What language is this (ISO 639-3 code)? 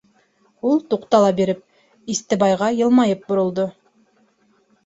bak